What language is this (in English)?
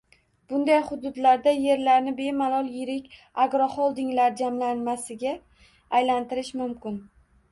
Uzbek